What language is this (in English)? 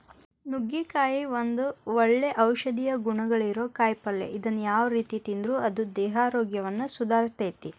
Kannada